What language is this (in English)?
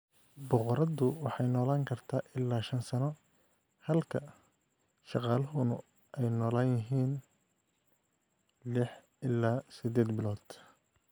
Somali